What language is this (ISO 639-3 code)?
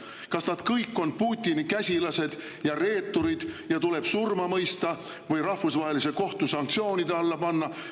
est